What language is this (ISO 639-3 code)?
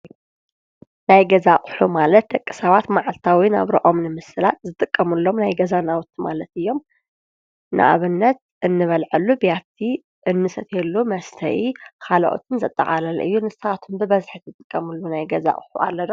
tir